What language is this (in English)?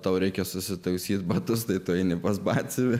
Lithuanian